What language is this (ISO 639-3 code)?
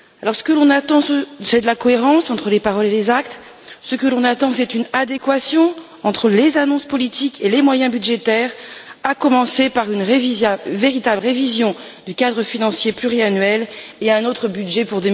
fra